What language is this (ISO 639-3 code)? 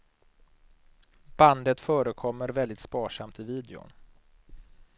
swe